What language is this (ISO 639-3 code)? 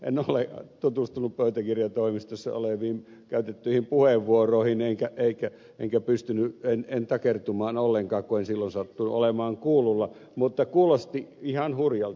fin